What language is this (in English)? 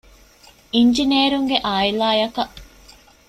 Divehi